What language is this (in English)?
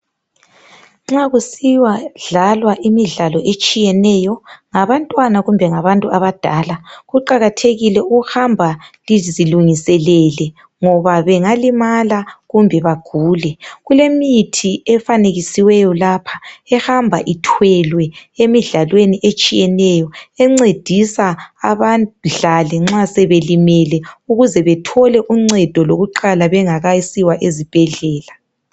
North Ndebele